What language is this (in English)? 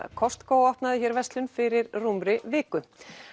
Icelandic